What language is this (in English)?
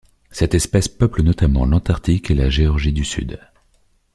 French